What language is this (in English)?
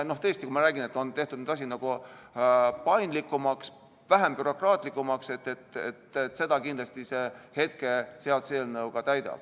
Estonian